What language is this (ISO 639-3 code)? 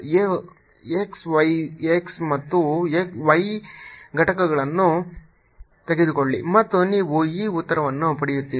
kan